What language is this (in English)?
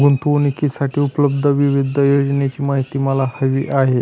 Marathi